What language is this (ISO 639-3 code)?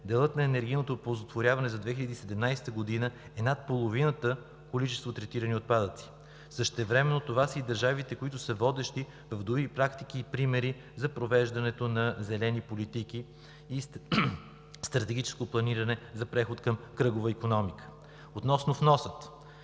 bul